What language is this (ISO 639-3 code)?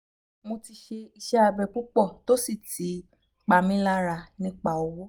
yor